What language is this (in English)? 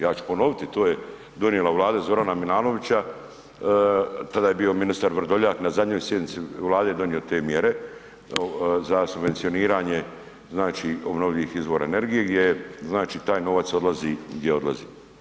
Croatian